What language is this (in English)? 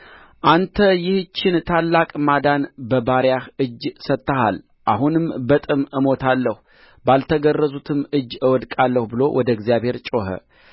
Amharic